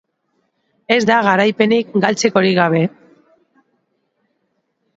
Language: Basque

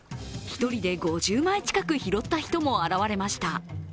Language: Japanese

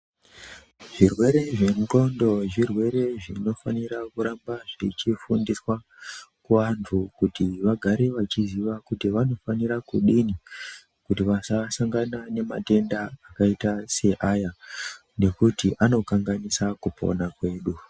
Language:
Ndau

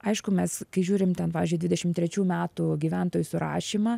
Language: Lithuanian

